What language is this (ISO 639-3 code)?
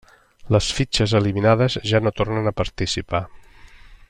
cat